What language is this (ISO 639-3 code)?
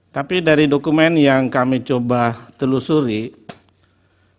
ind